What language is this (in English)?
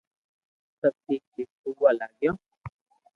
Loarki